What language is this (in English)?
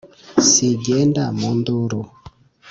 Kinyarwanda